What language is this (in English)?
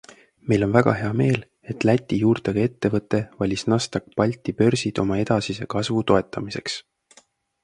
Estonian